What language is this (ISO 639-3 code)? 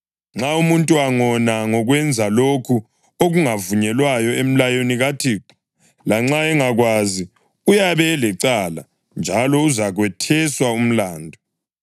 nde